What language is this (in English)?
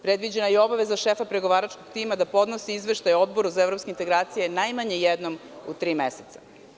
Serbian